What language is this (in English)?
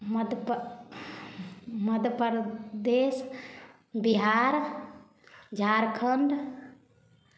Maithili